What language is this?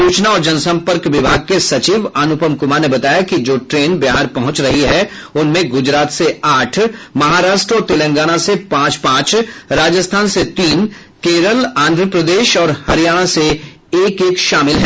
Hindi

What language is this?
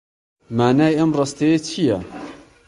Central Kurdish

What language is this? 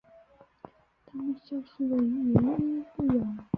Chinese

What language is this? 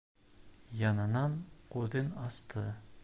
Bashkir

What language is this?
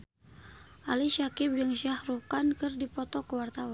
Sundanese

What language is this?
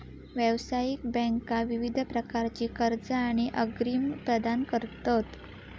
Marathi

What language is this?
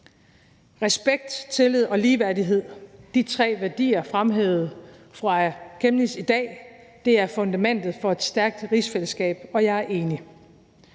Danish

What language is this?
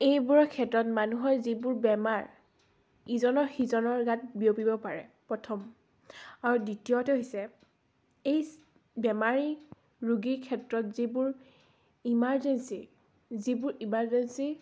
Assamese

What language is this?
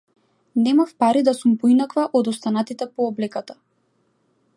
Macedonian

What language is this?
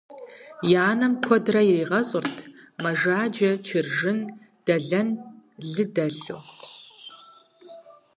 Kabardian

